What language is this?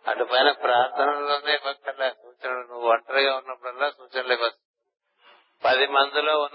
Telugu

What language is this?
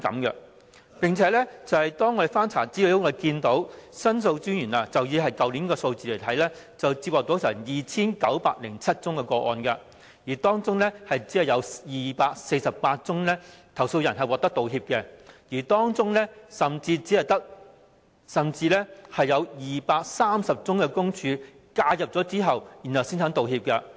Cantonese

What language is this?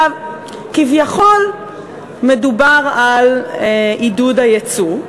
Hebrew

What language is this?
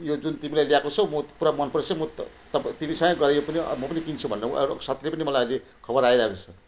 Nepali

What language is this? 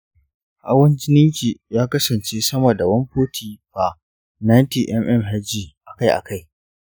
Hausa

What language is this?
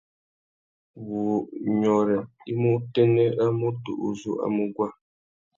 Tuki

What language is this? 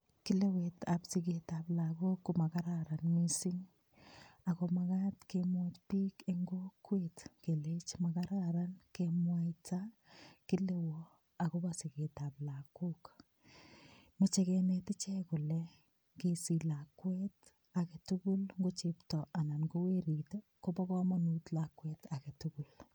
Kalenjin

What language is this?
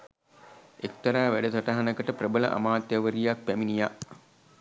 Sinhala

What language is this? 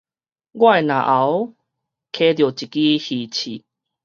Min Nan Chinese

